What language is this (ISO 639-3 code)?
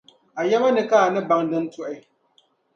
dag